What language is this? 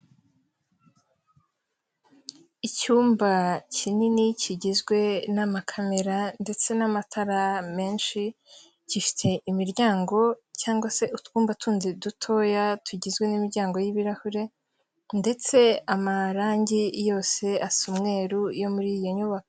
Kinyarwanda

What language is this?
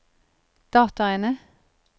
Norwegian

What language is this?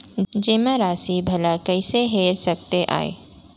Chhattisgarhi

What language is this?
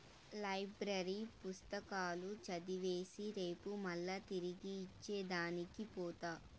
Telugu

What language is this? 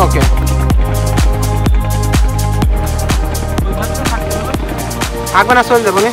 Indonesian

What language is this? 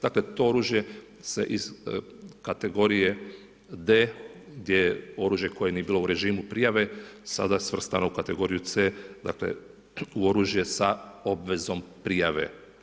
Croatian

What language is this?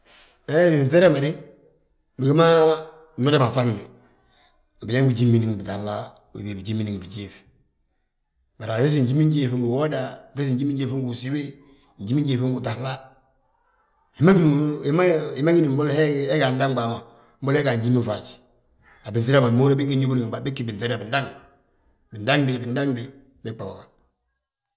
Balanta-Ganja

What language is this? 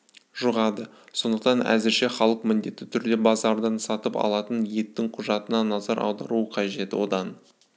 Kazakh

